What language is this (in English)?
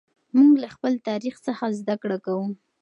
Pashto